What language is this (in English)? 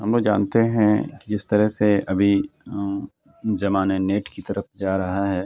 Urdu